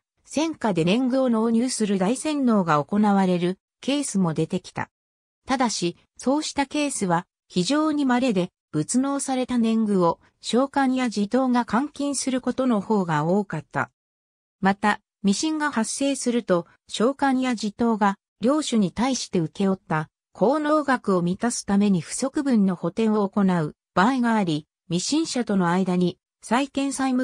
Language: Japanese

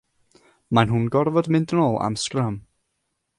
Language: Welsh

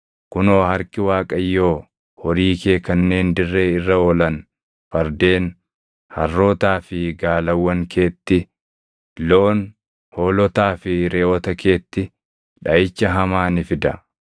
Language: Oromo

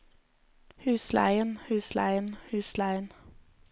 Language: Norwegian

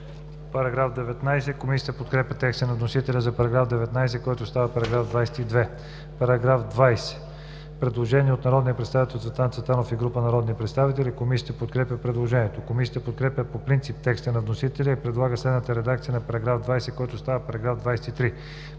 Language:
Bulgarian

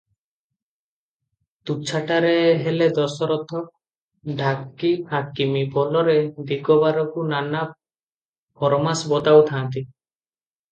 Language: Odia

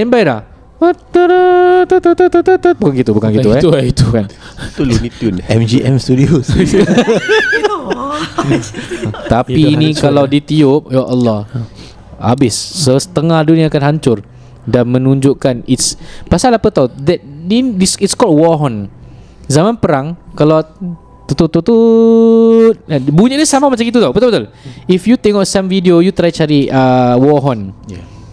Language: Malay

